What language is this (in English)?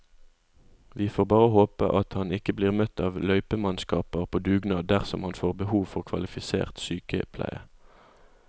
Norwegian